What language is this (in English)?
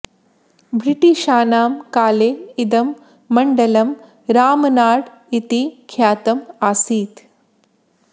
Sanskrit